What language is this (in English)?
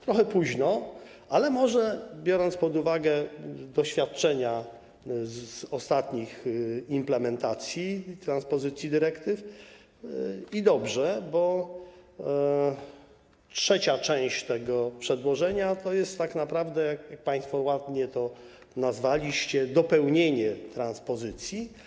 Polish